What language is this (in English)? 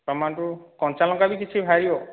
Odia